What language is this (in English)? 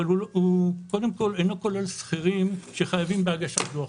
Hebrew